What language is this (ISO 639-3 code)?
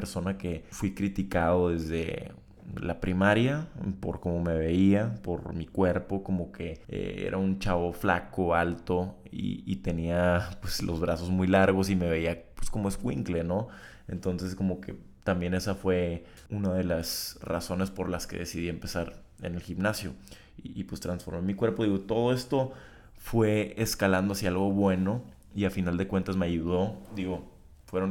spa